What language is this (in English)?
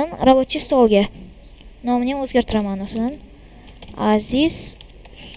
Uzbek